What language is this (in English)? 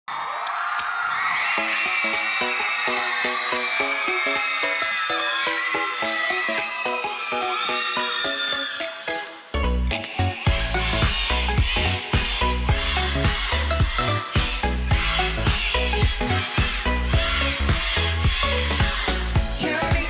Korean